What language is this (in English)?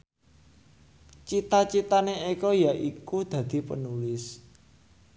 Javanese